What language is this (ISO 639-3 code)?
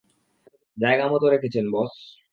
ben